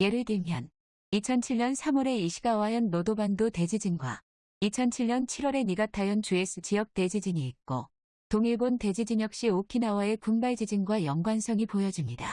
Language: Korean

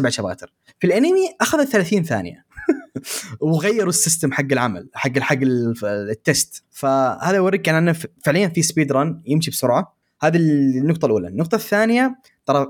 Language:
Arabic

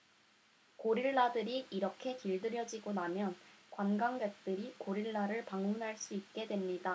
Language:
Korean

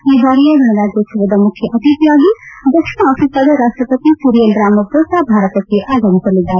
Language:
Kannada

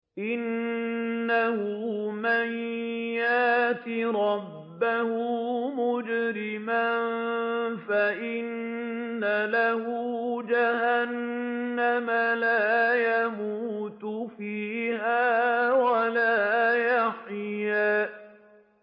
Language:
Arabic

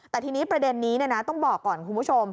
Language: Thai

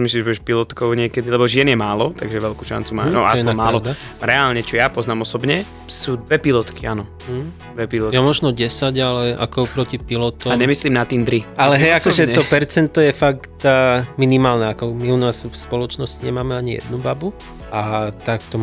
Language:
Slovak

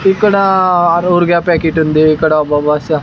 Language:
Telugu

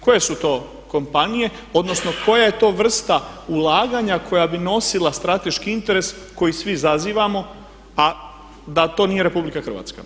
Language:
Croatian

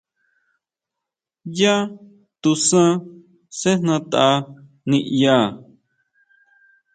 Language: Huautla Mazatec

